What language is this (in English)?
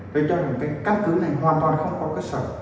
Vietnamese